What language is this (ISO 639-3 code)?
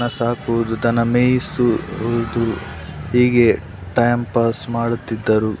kan